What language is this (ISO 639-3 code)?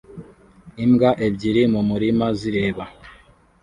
kin